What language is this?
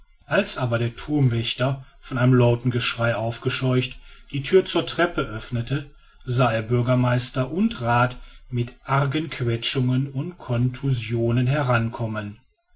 German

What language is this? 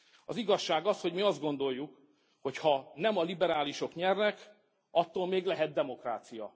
Hungarian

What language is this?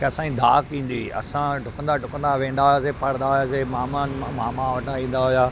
Sindhi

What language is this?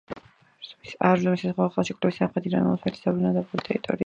Georgian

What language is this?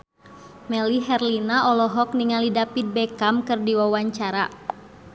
Sundanese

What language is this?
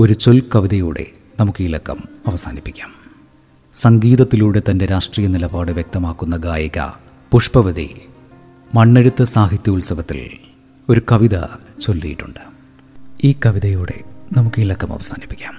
Malayalam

